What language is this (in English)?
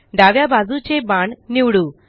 Marathi